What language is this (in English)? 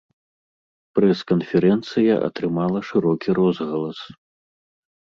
Belarusian